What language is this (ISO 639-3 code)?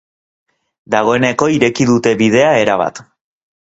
eus